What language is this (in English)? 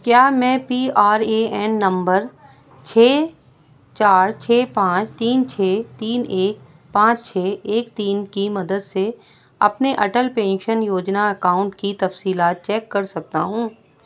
Urdu